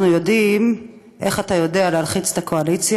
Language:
Hebrew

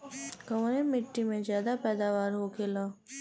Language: Bhojpuri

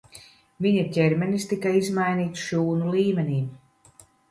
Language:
Latvian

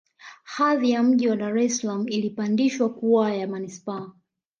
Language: Swahili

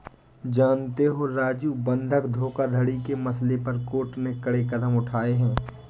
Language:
Hindi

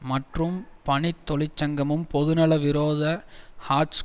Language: Tamil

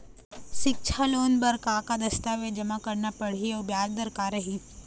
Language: Chhattisgarhi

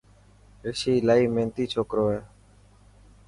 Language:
Dhatki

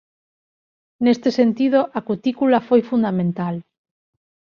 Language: Galician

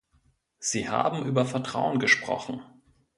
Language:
German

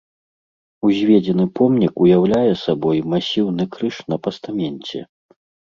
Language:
Belarusian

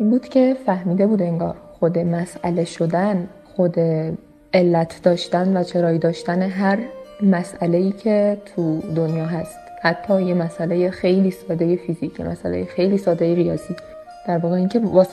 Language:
Persian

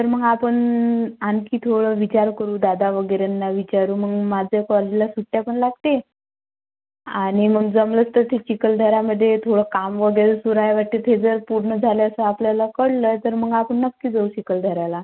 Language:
Marathi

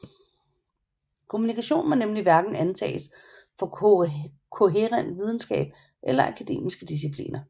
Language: Danish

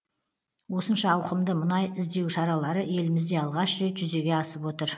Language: Kazakh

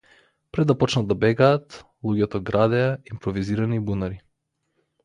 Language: Macedonian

